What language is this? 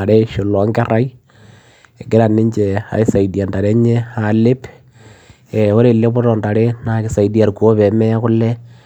Masai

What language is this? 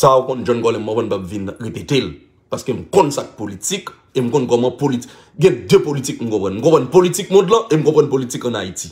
French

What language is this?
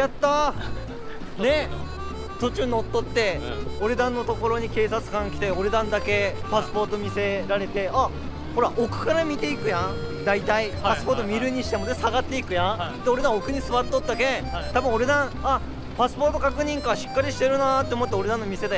Japanese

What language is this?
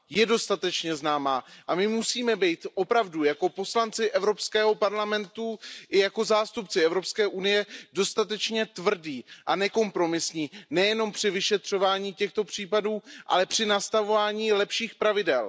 Czech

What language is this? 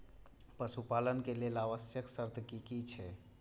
Maithili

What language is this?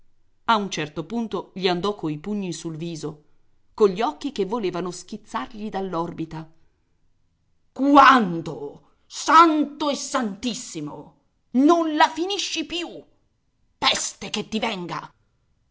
Italian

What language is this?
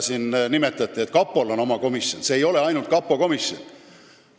Estonian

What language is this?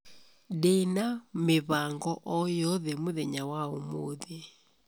Kikuyu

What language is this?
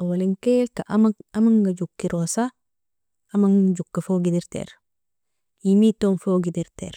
Nobiin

